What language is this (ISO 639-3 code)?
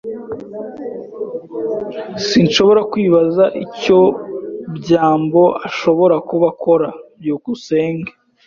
kin